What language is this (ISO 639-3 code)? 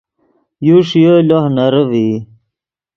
ydg